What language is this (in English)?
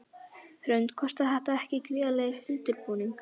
Icelandic